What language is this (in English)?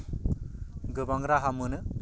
Bodo